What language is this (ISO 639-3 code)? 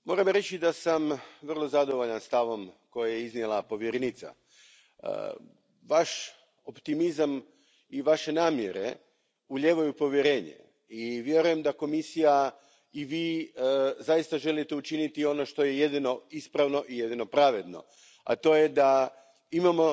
hrv